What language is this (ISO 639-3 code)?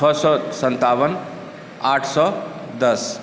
mai